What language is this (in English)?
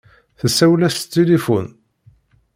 Kabyle